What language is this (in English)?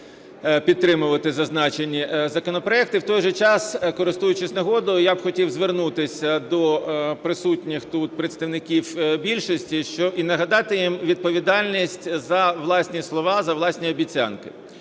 Ukrainian